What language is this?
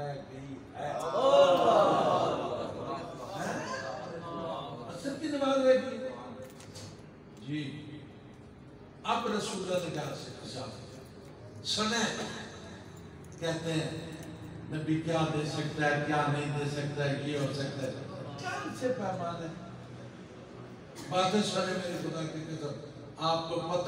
Arabic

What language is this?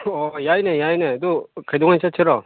Manipuri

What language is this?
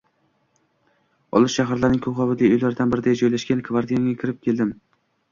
Uzbek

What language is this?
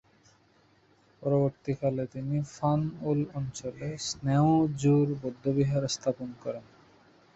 Bangla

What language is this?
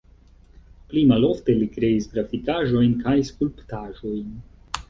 Esperanto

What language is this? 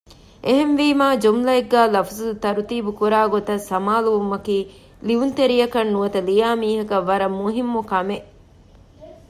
Divehi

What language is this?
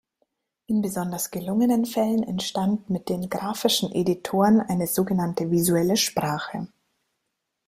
German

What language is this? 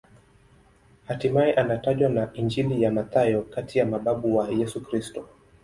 Swahili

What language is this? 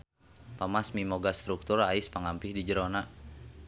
Sundanese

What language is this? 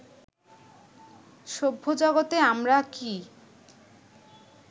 Bangla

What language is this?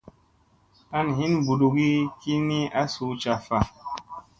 Musey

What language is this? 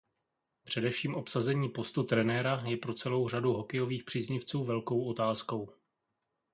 Czech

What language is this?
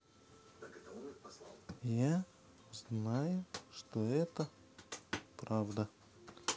Russian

